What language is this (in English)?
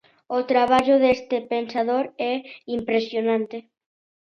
Galician